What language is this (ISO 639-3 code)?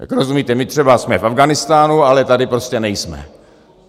ces